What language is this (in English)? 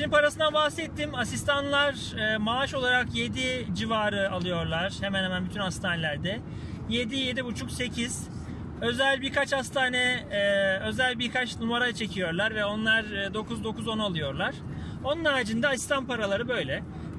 Turkish